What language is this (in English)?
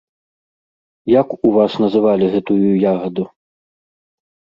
Belarusian